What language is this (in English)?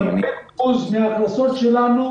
Hebrew